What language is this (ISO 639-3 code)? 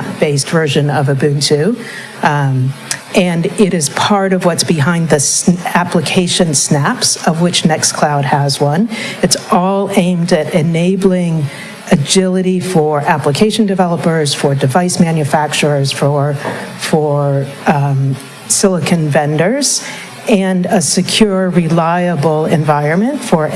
eng